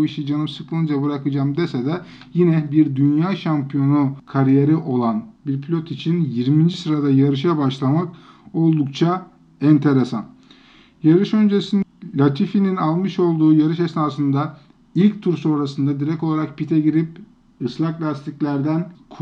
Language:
Turkish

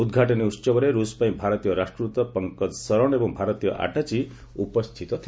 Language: Odia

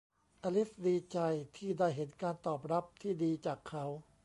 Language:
Thai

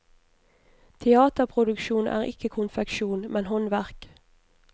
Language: Norwegian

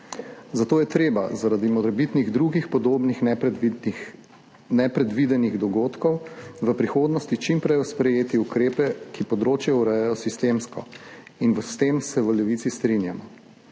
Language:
Slovenian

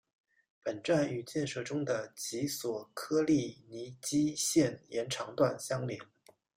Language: Chinese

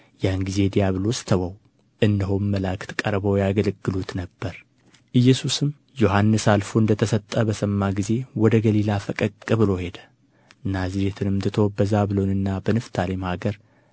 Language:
Amharic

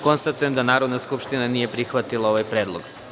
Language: Serbian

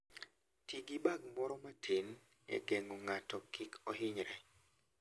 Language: Luo (Kenya and Tanzania)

